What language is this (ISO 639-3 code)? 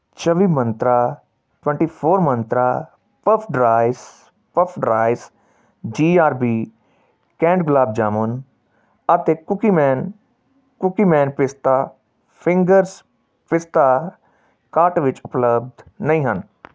pan